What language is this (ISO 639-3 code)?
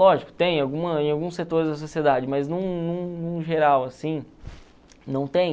por